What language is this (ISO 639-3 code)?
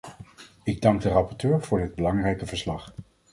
nld